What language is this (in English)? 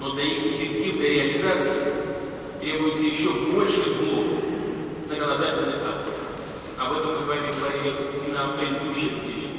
Russian